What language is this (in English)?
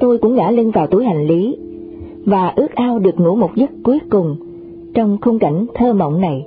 Vietnamese